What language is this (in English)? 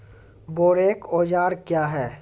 Maithili